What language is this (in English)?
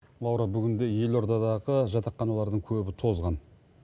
Kazakh